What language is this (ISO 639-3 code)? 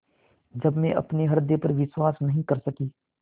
hin